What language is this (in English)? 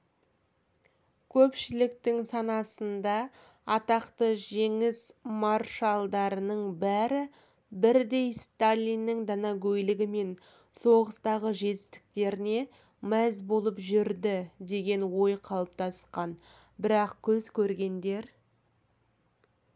Kazakh